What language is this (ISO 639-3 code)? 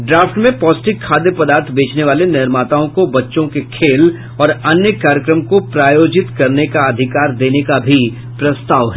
hin